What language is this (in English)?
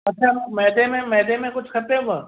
Sindhi